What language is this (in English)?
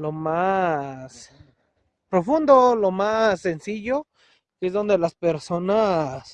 Spanish